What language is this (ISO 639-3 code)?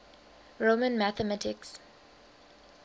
eng